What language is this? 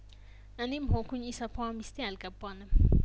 Amharic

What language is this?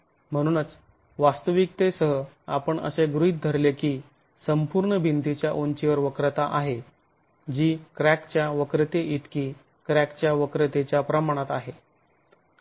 Marathi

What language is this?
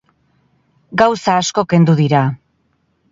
Basque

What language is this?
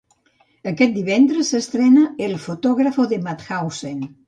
Catalan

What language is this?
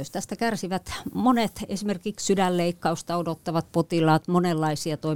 Finnish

